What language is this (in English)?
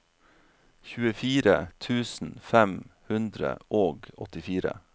Norwegian